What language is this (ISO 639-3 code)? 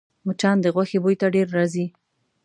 pus